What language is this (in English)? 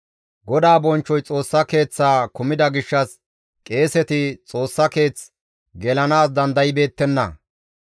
Gamo